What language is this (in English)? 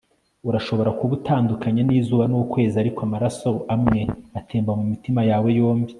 Kinyarwanda